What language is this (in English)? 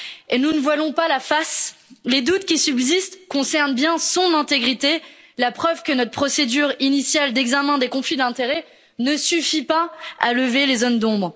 French